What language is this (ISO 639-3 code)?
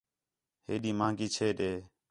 xhe